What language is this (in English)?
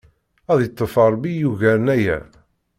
Kabyle